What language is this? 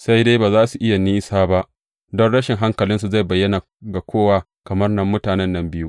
Hausa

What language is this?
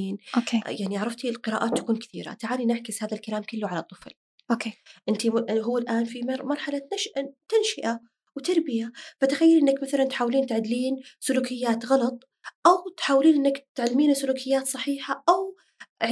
Arabic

